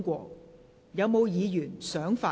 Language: Cantonese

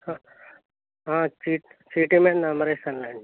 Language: Telugu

